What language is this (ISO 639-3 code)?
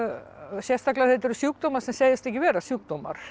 isl